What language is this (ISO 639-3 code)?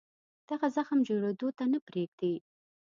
pus